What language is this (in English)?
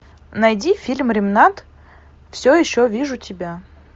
Russian